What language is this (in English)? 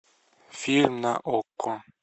Russian